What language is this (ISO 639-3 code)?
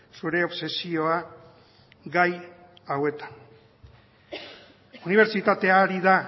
eus